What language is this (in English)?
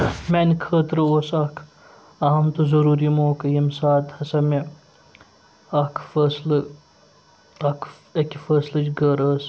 Kashmiri